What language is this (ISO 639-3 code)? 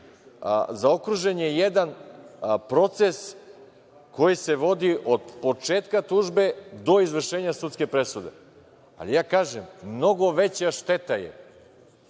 srp